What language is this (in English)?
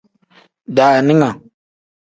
Tem